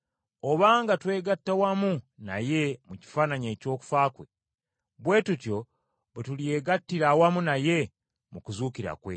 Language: Ganda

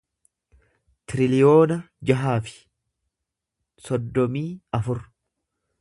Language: Oromo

